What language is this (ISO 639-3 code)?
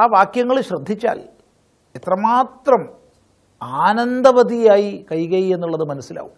mal